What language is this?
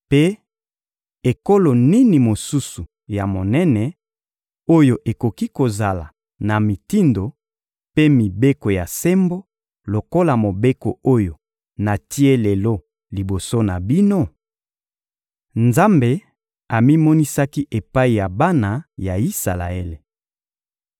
Lingala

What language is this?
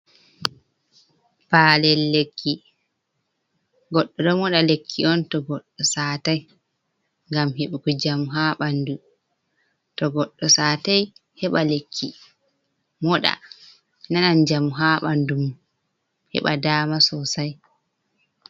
Fula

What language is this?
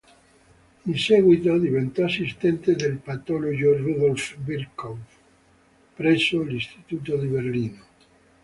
Italian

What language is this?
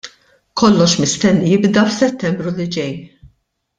Maltese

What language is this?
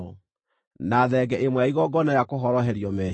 Kikuyu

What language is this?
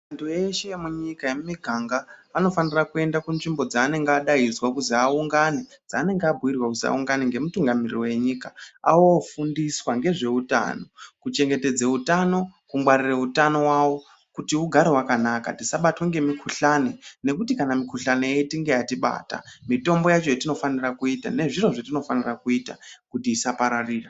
Ndau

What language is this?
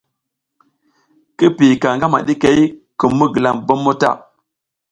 South Giziga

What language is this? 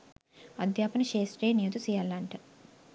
Sinhala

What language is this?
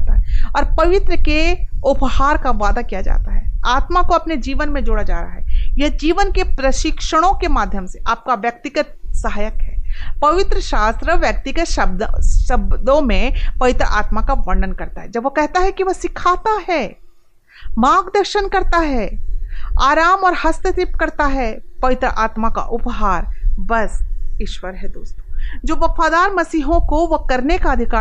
Hindi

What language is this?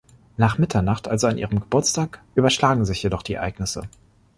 German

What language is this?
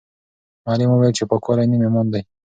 Pashto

